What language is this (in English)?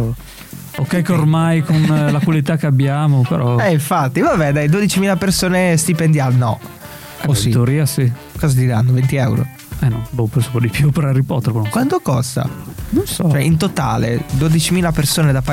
Italian